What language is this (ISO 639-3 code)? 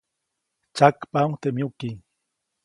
zoc